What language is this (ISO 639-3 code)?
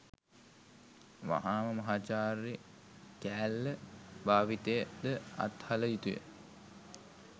sin